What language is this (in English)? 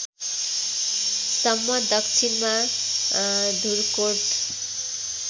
Nepali